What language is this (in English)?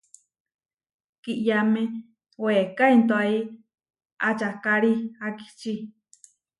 Huarijio